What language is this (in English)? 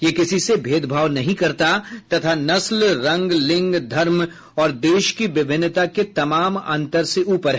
Hindi